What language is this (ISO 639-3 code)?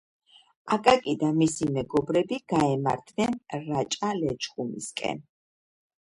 kat